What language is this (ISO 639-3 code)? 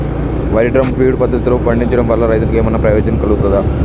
tel